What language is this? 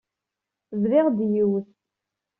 Kabyle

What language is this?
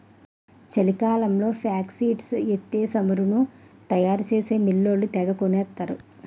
Telugu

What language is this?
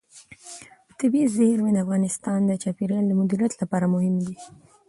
Pashto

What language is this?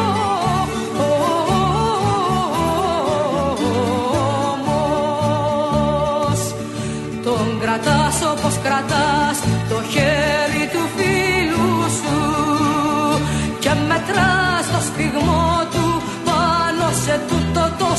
Greek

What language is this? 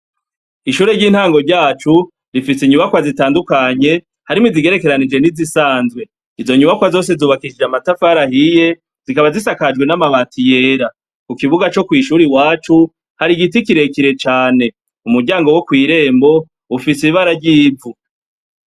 Rundi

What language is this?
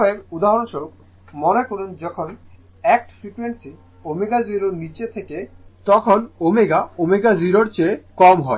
Bangla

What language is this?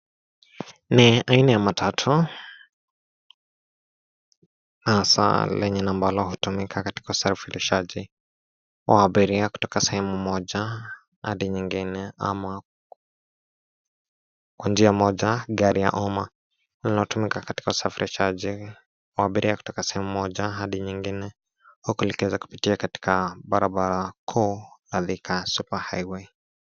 Swahili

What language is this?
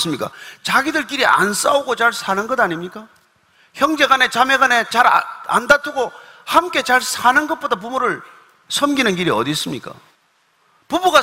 Korean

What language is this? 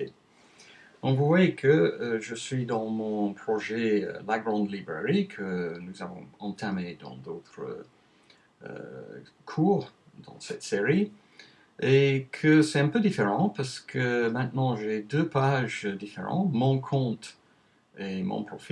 French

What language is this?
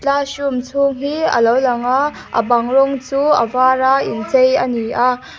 Mizo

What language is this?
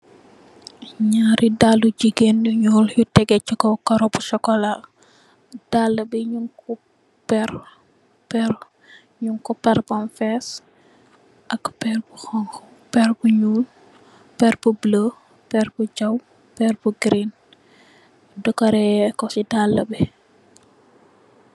Wolof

